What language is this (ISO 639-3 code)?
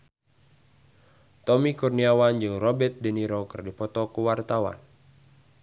sun